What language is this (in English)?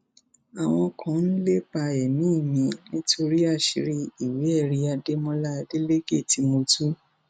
Yoruba